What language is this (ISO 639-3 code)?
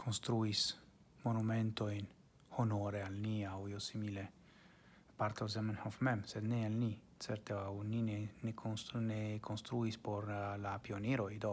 ita